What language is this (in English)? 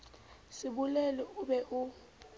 Southern Sotho